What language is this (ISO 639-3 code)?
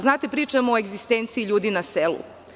srp